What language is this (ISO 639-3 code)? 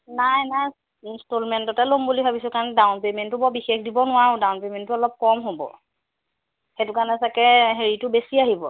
asm